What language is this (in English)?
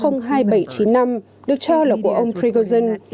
Vietnamese